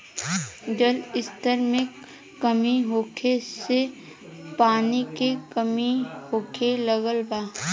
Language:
Bhojpuri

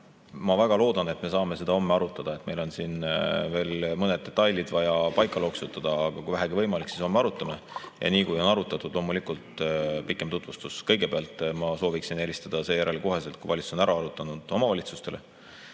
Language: Estonian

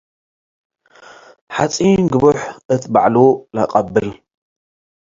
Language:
Tigre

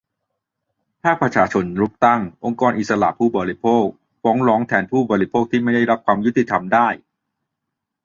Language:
Thai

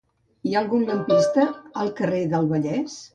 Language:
Catalan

